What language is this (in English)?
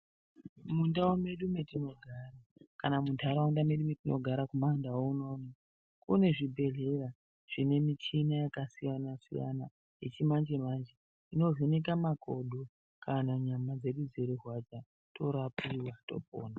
Ndau